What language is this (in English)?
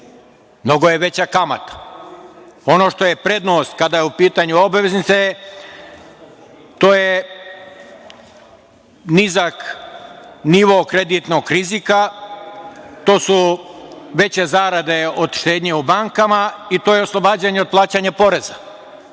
Serbian